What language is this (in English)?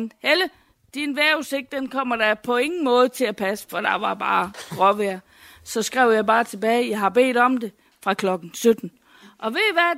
Danish